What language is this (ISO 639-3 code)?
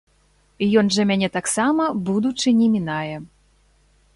bel